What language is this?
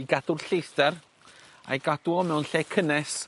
Welsh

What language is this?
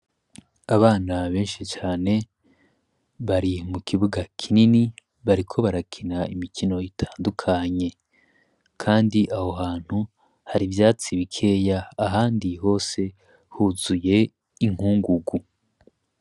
Rundi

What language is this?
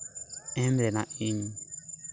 Santali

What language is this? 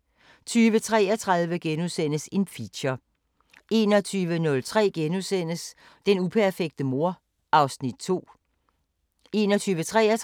Danish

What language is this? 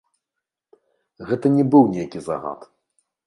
Belarusian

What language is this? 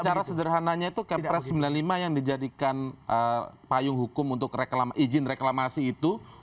Indonesian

